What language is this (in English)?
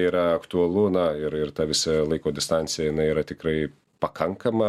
Lithuanian